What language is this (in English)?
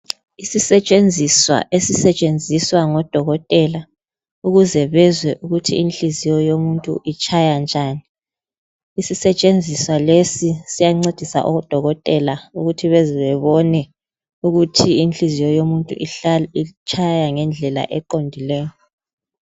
North Ndebele